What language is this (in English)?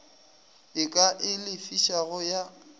Northern Sotho